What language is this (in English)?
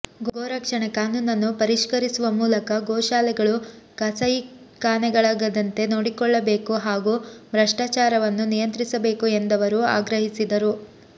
Kannada